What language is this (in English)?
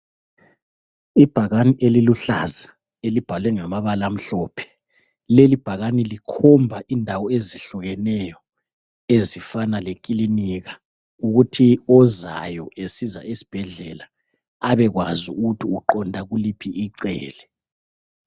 North Ndebele